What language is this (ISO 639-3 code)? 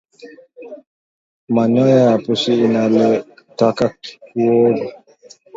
swa